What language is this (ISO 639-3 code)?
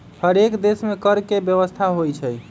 mag